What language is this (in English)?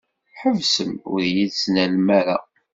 Kabyle